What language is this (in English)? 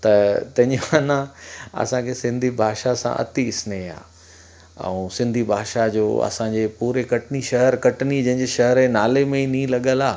Sindhi